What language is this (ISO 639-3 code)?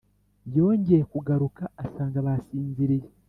kin